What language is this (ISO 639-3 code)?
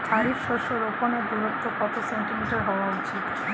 ben